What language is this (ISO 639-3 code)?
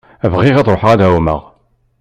kab